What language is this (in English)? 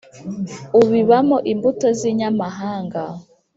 Kinyarwanda